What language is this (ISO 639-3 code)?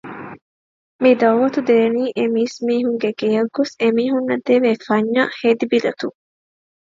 div